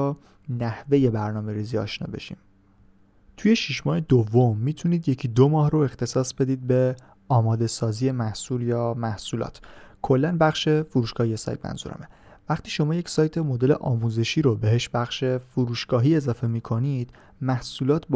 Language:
Persian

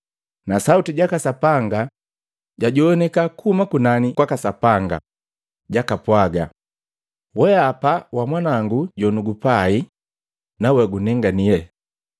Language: Matengo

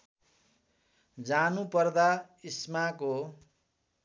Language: Nepali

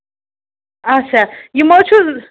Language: Kashmiri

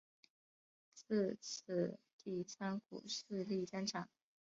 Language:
Chinese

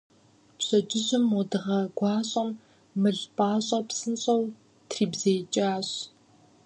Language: Kabardian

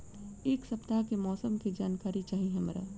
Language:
Bhojpuri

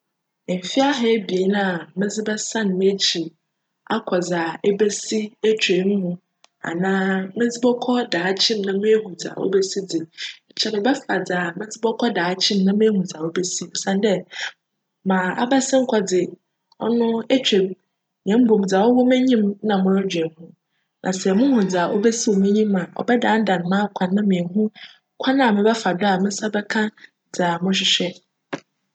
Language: Akan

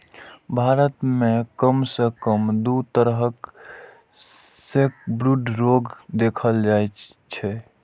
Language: Maithili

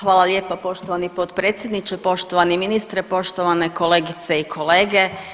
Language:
Croatian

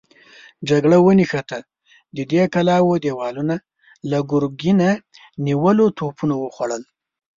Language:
Pashto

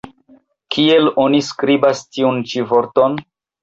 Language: Esperanto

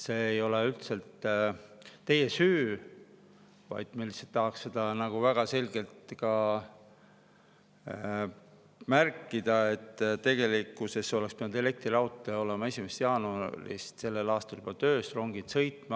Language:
Estonian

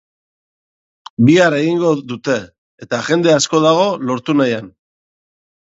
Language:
Basque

